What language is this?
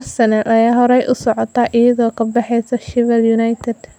Somali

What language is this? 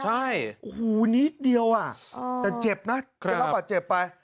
Thai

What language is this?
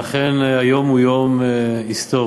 Hebrew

